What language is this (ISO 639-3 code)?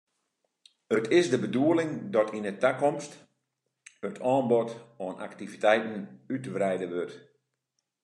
fry